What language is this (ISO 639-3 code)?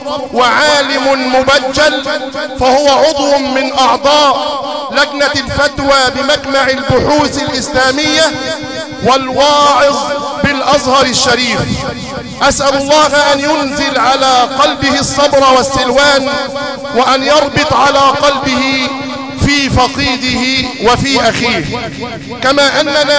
ara